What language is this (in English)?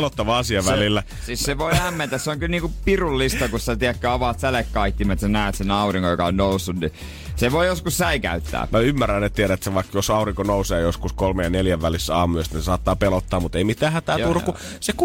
Finnish